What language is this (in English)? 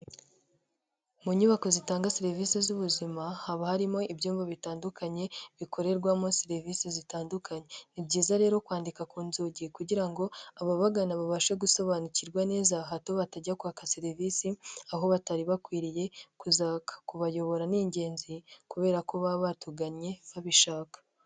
Kinyarwanda